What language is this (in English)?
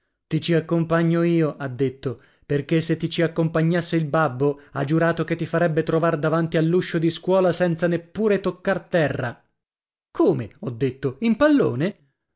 Italian